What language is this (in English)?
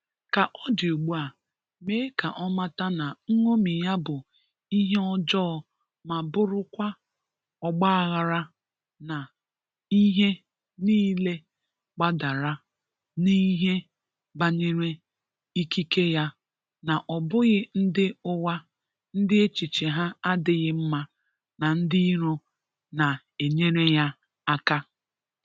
Igbo